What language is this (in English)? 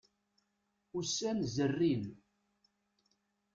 Kabyle